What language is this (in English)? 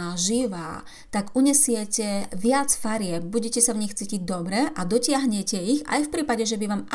Slovak